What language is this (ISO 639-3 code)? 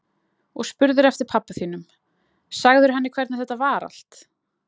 isl